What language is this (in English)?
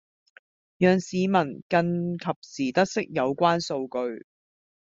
Cantonese